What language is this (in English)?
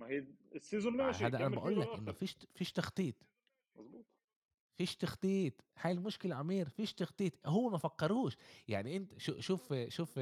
Arabic